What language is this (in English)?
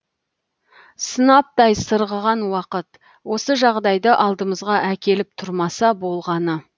Kazakh